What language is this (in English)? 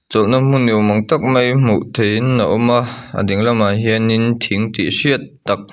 Mizo